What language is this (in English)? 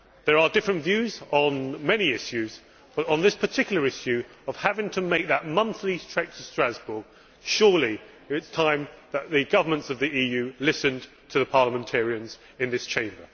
English